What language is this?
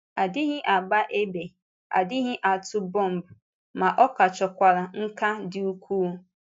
Igbo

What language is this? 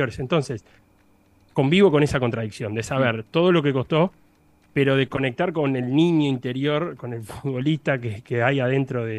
Spanish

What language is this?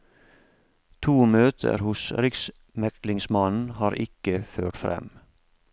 Norwegian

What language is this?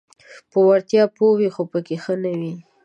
Pashto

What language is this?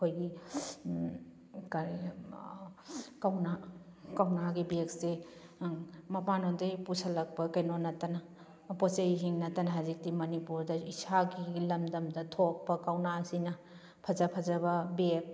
Manipuri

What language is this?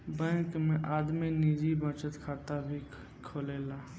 Bhojpuri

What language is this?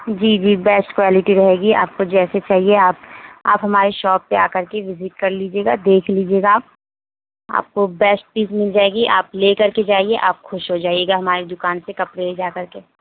Urdu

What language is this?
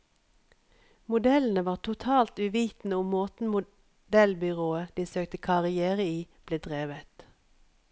Norwegian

